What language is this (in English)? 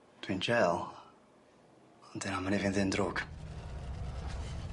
Welsh